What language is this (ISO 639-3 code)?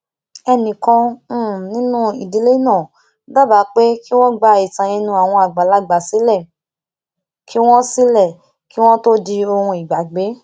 yor